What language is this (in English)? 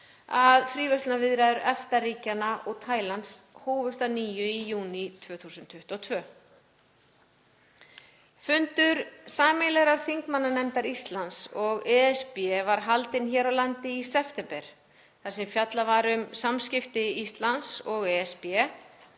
Icelandic